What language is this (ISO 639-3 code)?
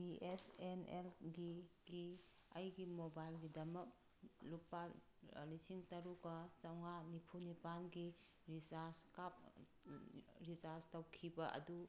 mni